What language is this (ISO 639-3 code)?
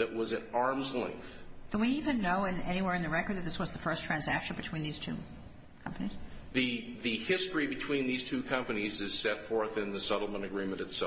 eng